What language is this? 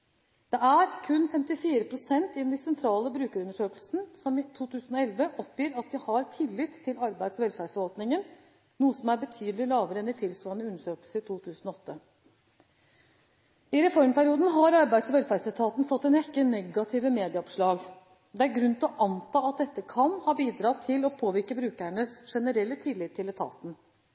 Norwegian Bokmål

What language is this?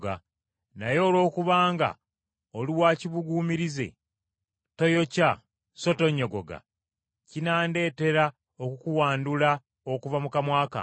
Ganda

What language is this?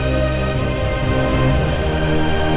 Indonesian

